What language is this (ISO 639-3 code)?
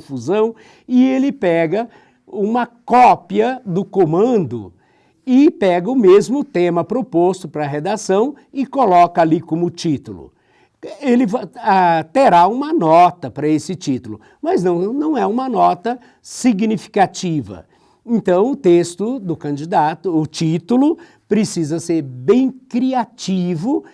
por